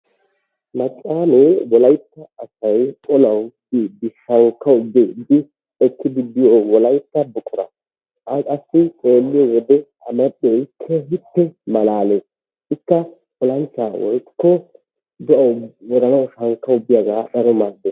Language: Wolaytta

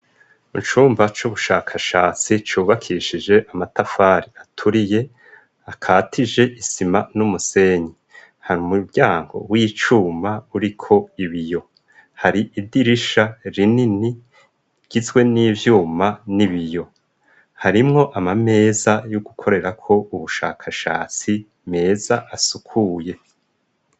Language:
Rundi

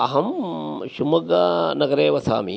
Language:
Sanskrit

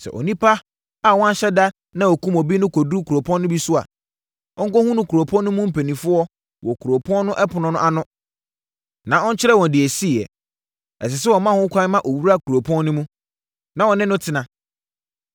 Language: Akan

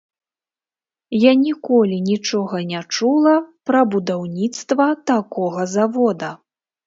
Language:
Belarusian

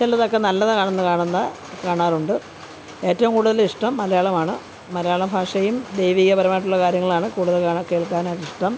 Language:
Malayalam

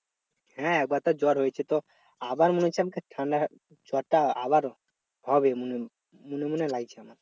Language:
Bangla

